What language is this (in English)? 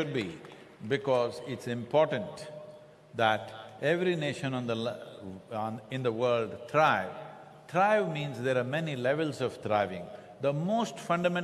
English